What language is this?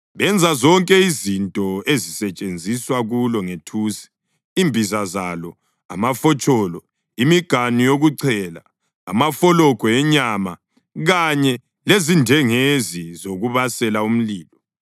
North Ndebele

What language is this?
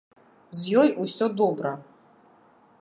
Belarusian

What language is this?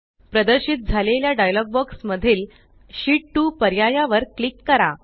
Marathi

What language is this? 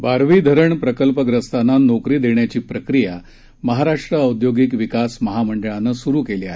Marathi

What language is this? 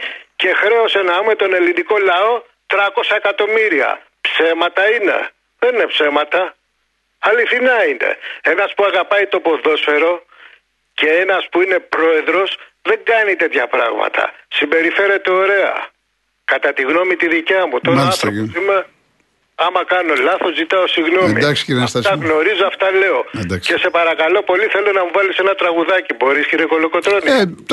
Greek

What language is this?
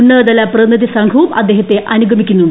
Malayalam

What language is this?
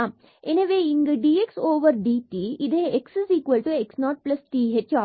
Tamil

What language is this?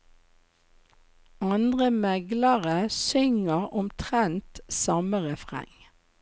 Norwegian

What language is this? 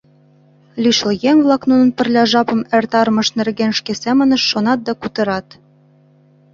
Mari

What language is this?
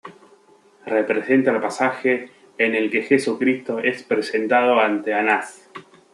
Spanish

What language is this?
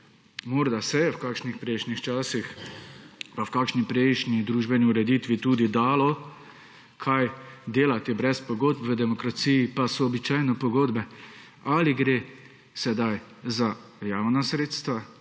Slovenian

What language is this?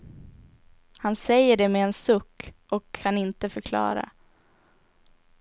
Swedish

